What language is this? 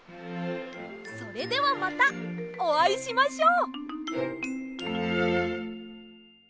Japanese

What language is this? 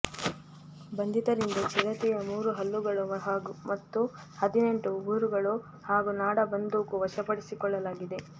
Kannada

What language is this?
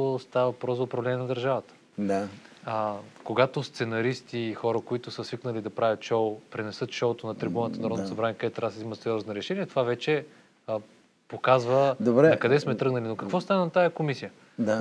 Bulgarian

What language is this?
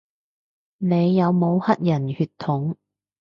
Cantonese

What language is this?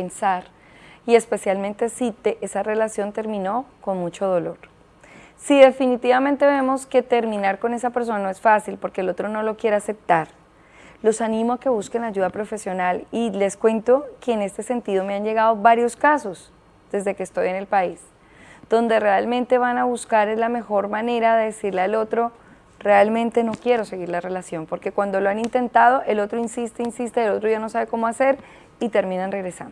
Spanish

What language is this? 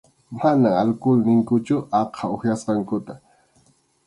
Arequipa-La Unión Quechua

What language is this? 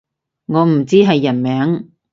Cantonese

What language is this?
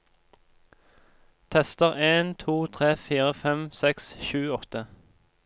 Norwegian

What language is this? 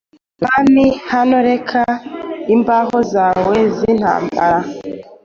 Kinyarwanda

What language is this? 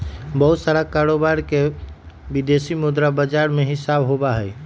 Magahi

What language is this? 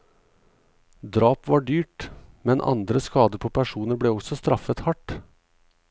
Norwegian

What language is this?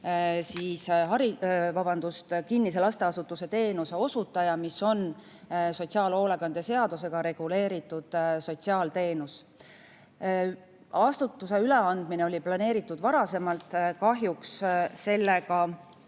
Estonian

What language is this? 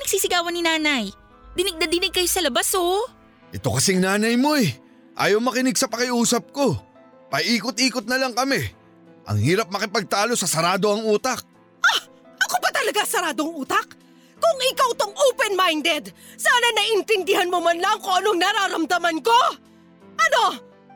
Filipino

